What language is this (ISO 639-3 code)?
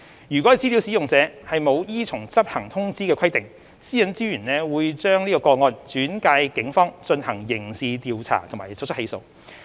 yue